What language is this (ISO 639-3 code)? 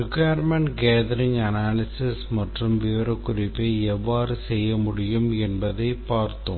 tam